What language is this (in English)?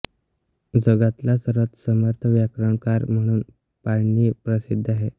Marathi